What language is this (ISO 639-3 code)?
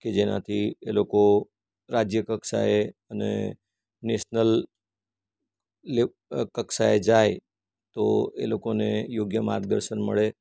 guj